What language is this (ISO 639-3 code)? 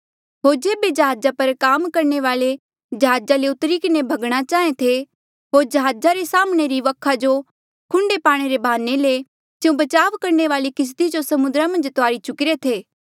mjl